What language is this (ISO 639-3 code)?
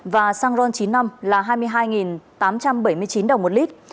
vie